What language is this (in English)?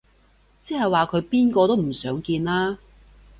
Cantonese